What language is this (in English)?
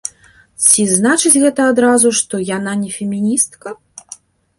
Belarusian